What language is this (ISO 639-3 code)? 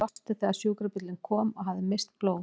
isl